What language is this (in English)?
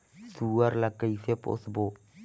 Chhattisgarhi